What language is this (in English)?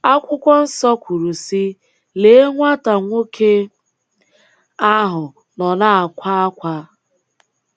Igbo